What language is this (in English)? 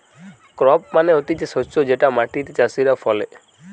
Bangla